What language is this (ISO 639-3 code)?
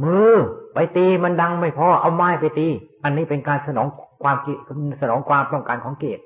tha